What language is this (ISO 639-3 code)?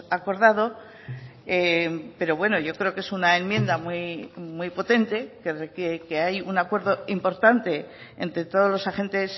spa